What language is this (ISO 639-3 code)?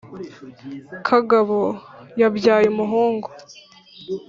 kin